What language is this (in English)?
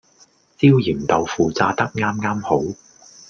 Cantonese